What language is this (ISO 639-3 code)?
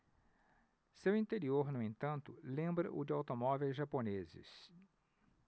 por